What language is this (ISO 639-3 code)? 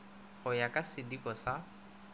nso